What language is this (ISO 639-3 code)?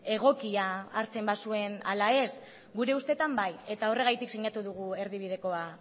eus